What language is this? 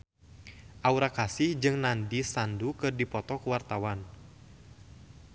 Sundanese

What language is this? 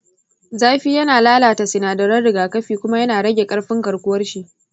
Hausa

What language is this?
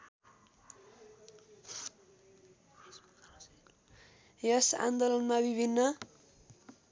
Nepali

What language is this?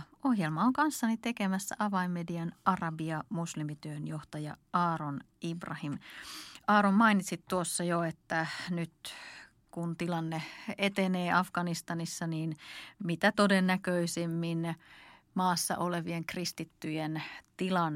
Finnish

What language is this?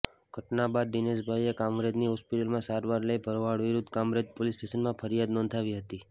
Gujarati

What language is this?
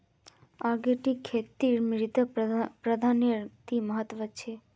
Magahi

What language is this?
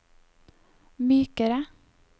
Norwegian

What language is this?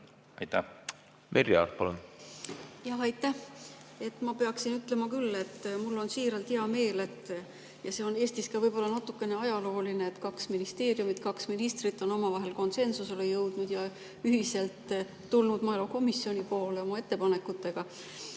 Estonian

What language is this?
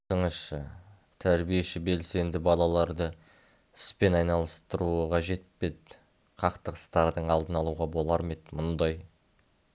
Kazakh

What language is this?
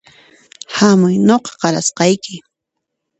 Puno Quechua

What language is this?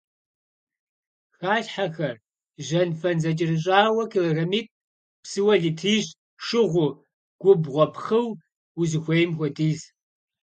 Kabardian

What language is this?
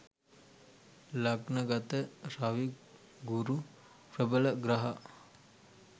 Sinhala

